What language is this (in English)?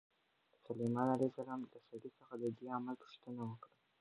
Pashto